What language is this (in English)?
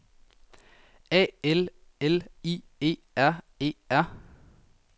Danish